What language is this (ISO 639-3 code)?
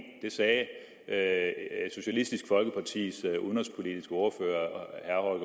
dan